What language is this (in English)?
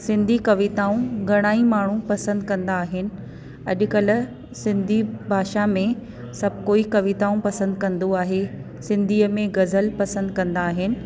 Sindhi